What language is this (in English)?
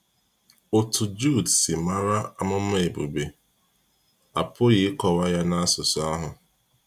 Igbo